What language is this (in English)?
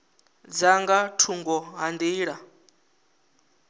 Venda